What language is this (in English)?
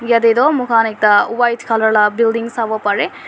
Naga Pidgin